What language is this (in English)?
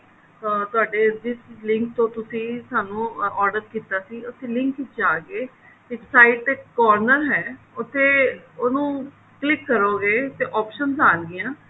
Punjabi